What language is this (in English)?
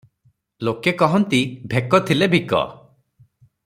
Odia